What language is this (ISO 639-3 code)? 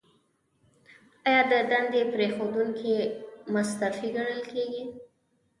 pus